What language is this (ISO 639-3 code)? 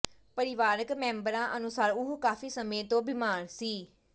pan